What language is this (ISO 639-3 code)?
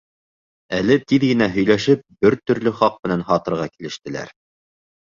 bak